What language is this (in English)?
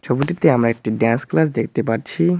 Bangla